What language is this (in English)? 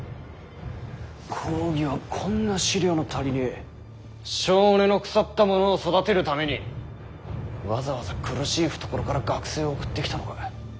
Japanese